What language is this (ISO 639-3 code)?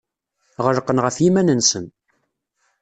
kab